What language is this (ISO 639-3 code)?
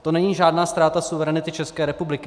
ces